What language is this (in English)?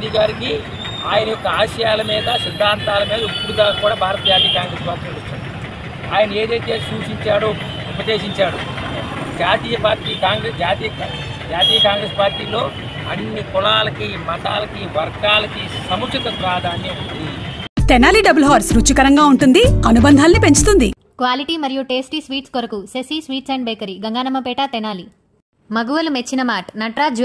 Telugu